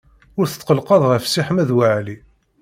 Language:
Kabyle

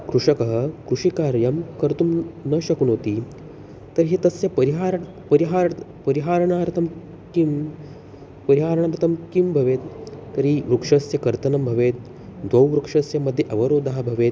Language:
Sanskrit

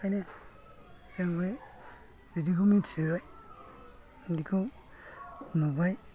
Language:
Bodo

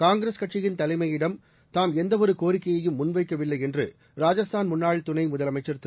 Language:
Tamil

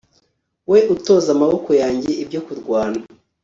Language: Kinyarwanda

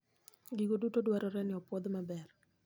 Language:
Luo (Kenya and Tanzania)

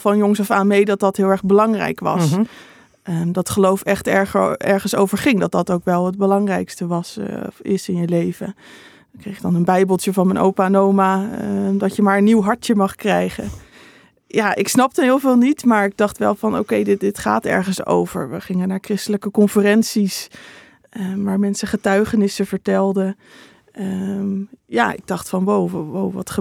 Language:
Dutch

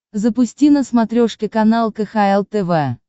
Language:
Russian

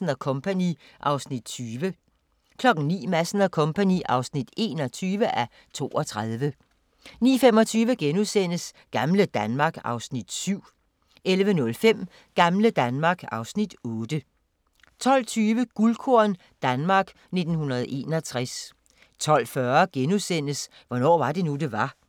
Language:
Danish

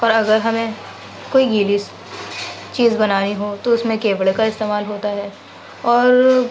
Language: Urdu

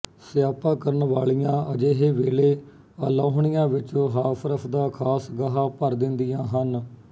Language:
Punjabi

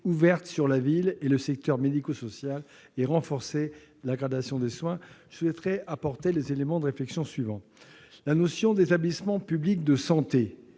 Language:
French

